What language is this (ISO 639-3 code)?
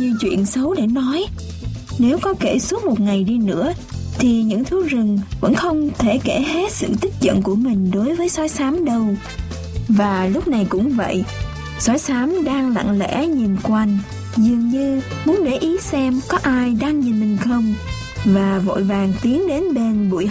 vie